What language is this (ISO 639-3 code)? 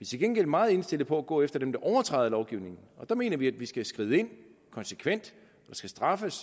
dan